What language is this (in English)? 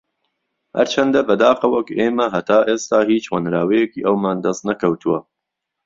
Central Kurdish